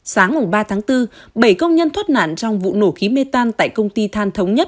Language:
Vietnamese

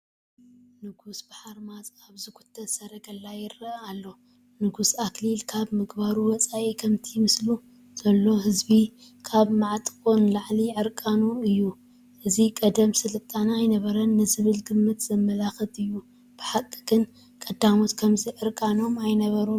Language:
Tigrinya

